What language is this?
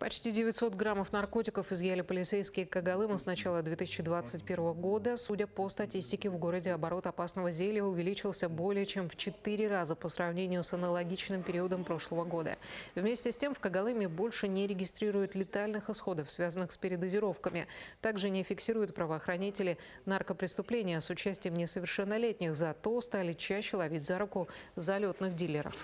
Russian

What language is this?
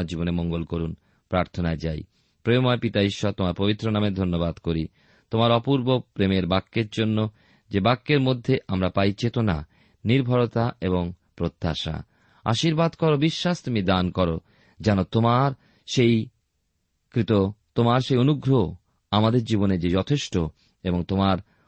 Bangla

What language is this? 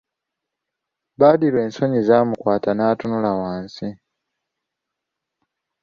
Ganda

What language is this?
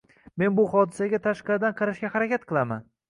Uzbek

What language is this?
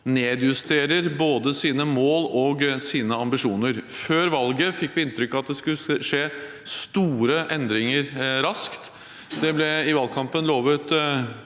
Norwegian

